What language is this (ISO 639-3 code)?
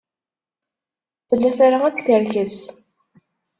kab